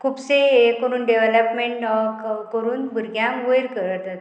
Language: Konkani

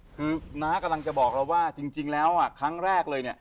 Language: Thai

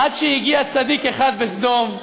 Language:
Hebrew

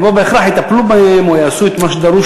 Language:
Hebrew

